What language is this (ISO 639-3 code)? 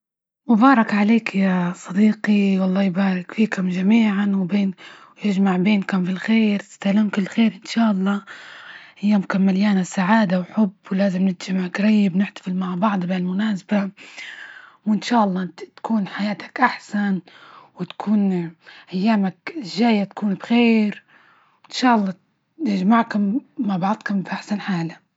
ayl